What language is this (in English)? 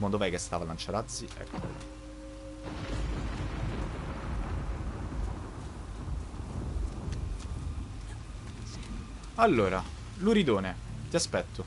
Italian